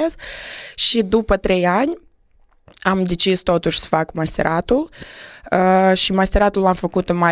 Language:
Romanian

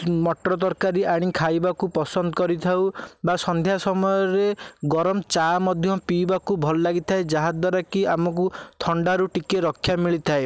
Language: Odia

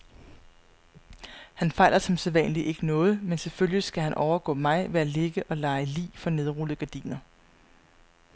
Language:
Danish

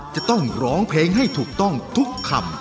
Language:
Thai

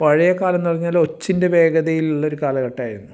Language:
Malayalam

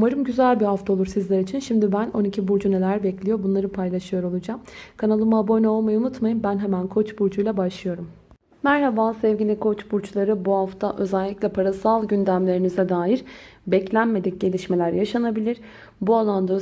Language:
Turkish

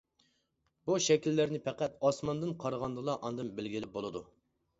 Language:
Uyghur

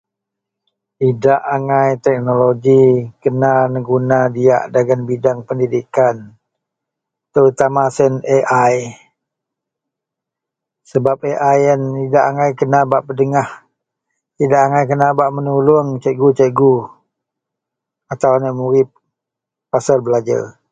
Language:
Central Melanau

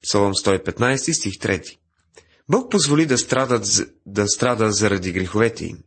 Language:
Bulgarian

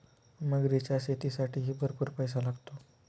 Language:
Marathi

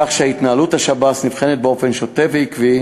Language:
Hebrew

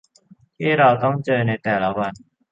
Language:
Thai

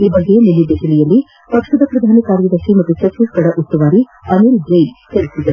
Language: Kannada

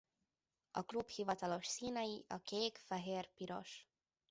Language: Hungarian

